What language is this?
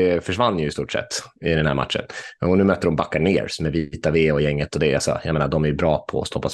Swedish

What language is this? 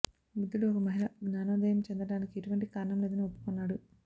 Telugu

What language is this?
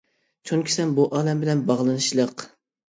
Uyghur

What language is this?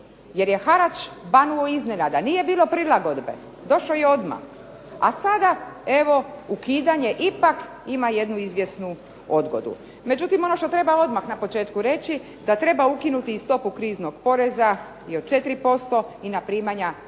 Croatian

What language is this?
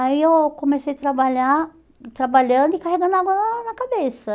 Portuguese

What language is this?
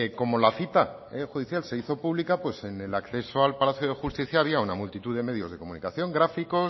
Spanish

